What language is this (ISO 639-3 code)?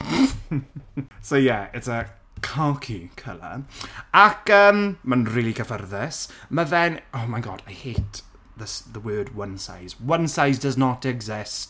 cym